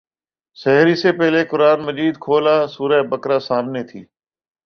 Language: Urdu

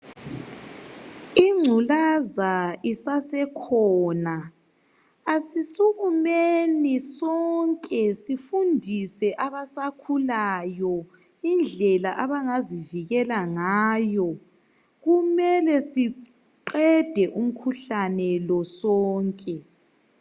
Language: North Ndebele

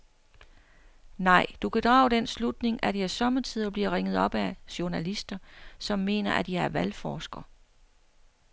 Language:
Danish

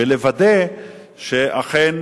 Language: Hebrew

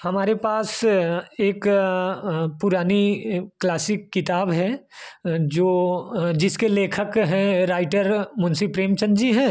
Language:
Hindi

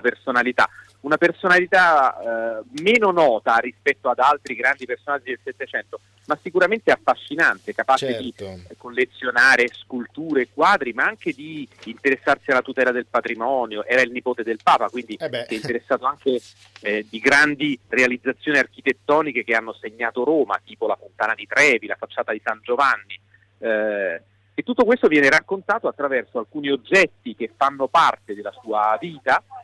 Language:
Italian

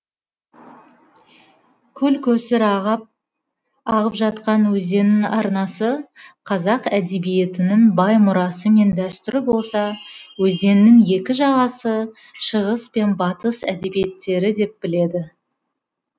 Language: Kazakh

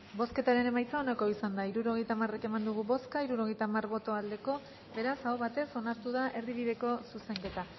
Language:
Basque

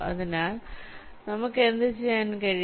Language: Malayalam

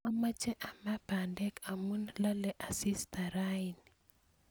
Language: Kalenjin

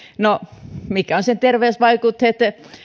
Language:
Finnish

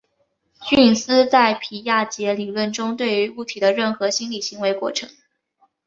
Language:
Chinese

